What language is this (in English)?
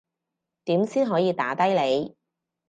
Cantonese